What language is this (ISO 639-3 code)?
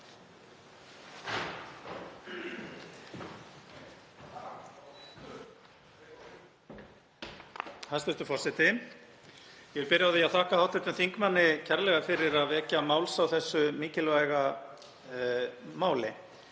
isl